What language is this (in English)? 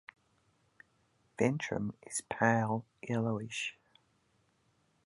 English